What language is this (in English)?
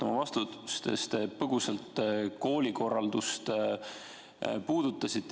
Estonian